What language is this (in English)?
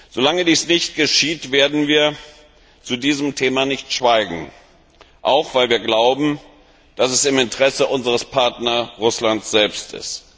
German